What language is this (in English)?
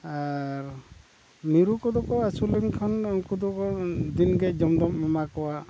Santali